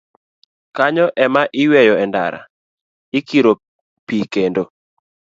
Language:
Luo (Kenya and Tanzania)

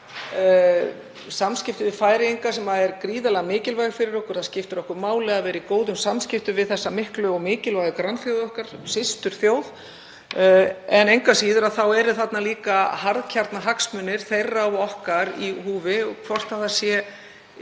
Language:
Icelandic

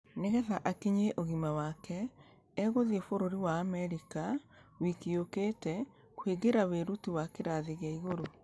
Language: Kikuyu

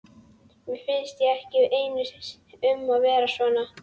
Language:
Icelandic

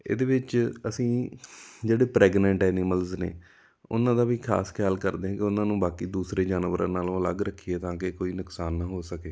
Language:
Punjabi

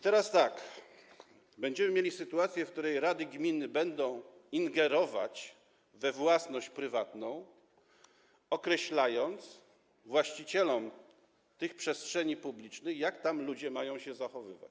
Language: Polish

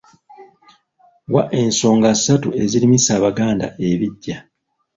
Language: Ganda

